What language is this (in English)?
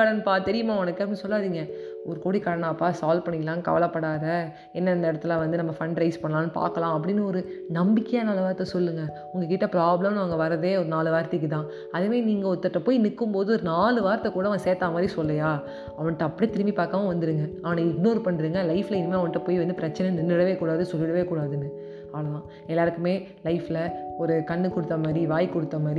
Tamil